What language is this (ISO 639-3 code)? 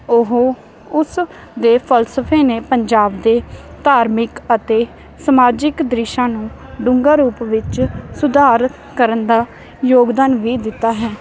pan